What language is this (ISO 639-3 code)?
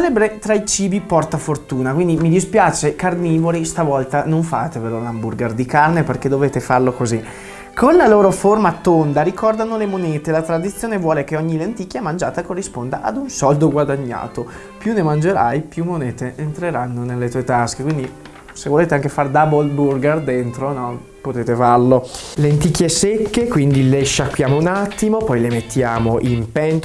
ita